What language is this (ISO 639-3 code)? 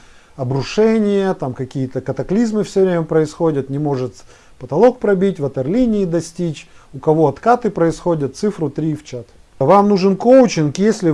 rus